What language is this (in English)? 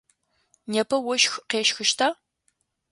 Adyghe